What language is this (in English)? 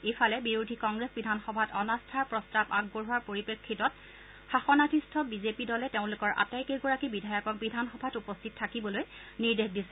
Assamese